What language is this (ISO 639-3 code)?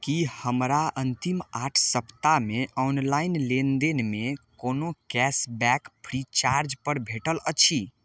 mai